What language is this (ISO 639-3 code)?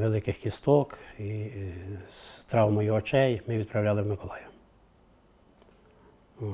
ukr